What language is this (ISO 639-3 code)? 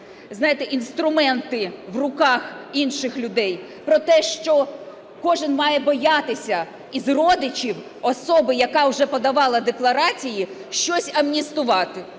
ukr